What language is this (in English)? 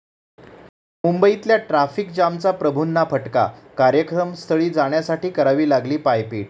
Marathi